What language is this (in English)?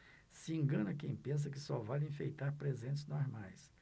Portuguese